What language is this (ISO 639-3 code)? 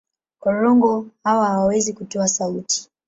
swa